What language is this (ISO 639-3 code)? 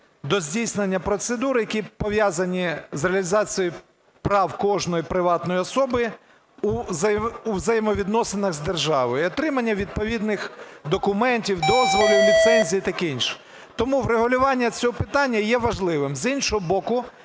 ukr